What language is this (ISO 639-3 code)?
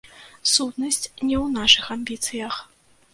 bel